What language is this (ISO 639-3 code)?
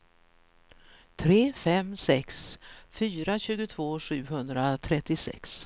swe